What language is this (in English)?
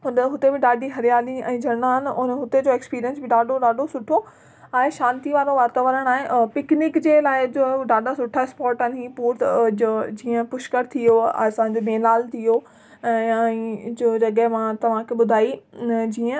Sindhi